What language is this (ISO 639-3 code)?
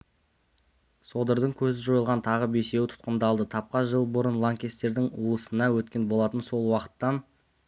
kaz